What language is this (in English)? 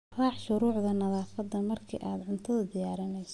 Somali